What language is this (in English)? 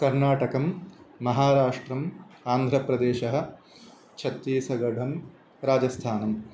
Sanskrit